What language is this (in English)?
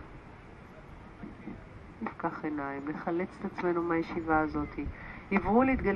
Hebrew